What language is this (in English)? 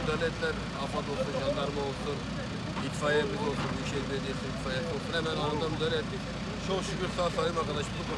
Turkish